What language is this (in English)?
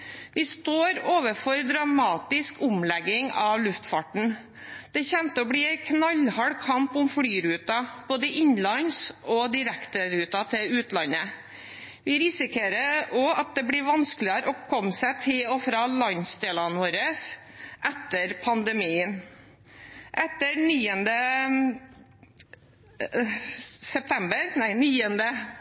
Norwegian Bokmål